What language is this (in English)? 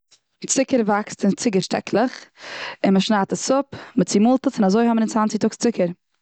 Yiddish